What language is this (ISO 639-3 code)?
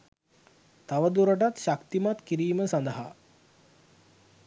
sin